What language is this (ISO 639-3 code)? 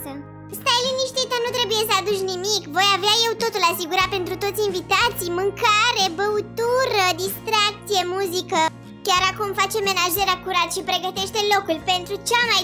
ron